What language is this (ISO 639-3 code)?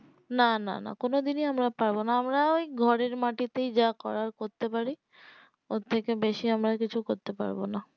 ben